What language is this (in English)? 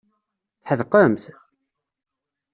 Kabyle